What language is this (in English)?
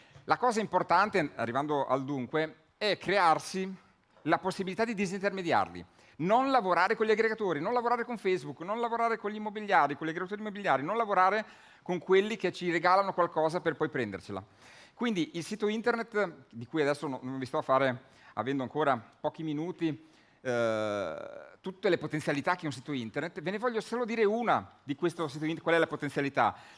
Italian